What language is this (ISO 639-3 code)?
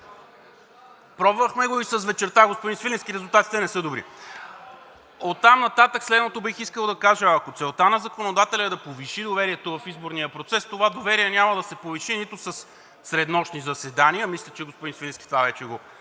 bul